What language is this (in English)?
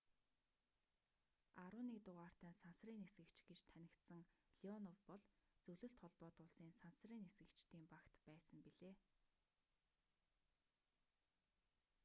Mongolian